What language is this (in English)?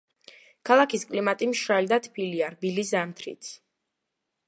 Georgian